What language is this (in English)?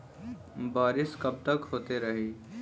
Bhojpuri